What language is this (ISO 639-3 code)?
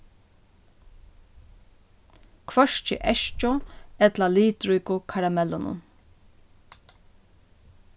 fao